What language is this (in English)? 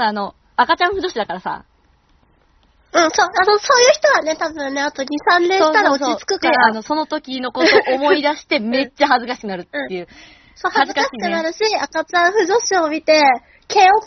Japanese